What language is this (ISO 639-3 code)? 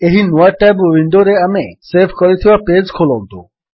ori